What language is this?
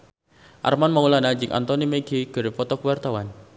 Sundanese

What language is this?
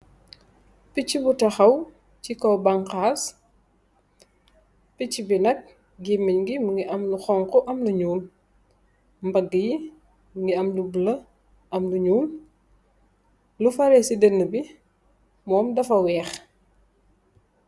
Wolof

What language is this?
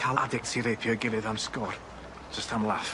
Welsh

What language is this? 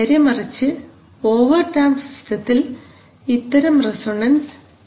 Malayalam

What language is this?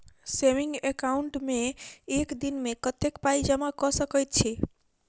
Maithili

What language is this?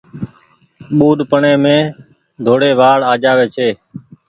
Goaria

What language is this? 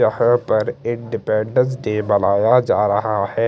Hindi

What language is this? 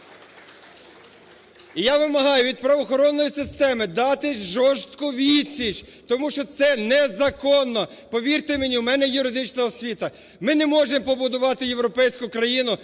Ukrainian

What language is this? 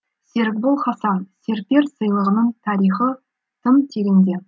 Kazakh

